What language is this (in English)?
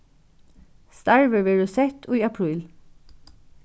Faroese